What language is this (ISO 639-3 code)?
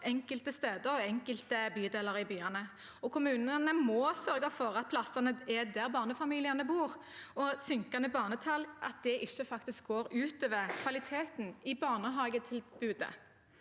nor